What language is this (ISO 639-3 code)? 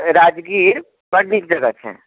mai